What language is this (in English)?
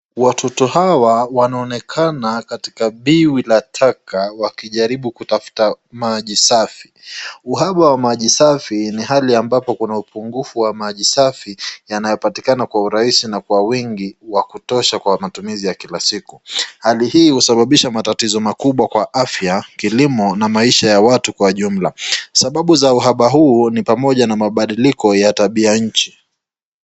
Swahili